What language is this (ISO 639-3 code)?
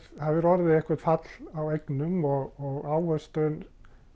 isl